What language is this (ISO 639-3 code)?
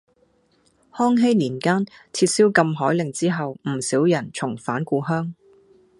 yue